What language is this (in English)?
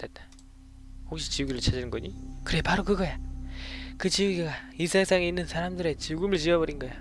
Korean